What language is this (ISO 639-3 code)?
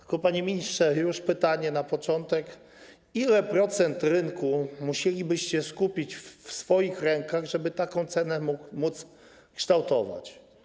pol